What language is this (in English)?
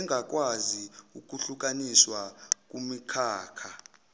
Zulu